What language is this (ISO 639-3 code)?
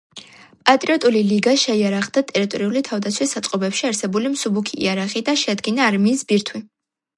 kat